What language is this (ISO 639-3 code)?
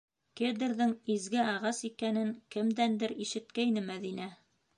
bak